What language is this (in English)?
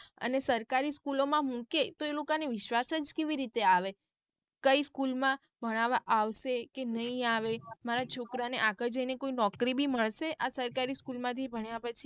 Gujarati